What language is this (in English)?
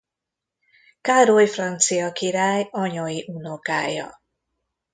Hungarian